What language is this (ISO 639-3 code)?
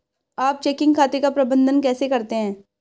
hin